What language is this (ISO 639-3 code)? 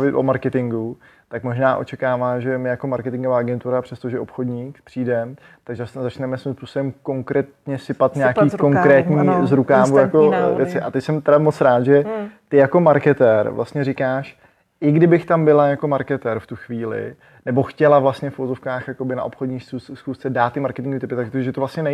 ces